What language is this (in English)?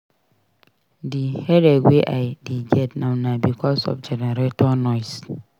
Nigerian Pidgin